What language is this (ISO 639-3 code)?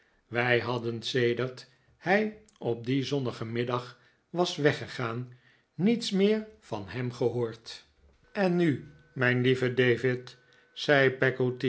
nld